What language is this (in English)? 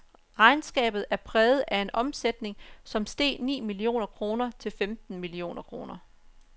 Danish